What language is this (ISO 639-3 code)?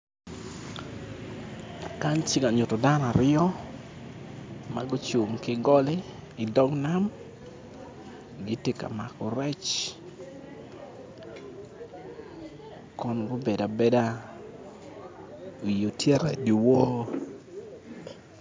ach